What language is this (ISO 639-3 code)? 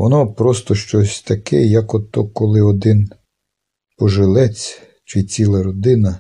ukr